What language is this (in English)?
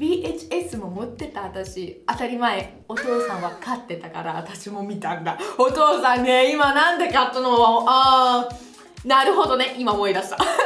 Japanese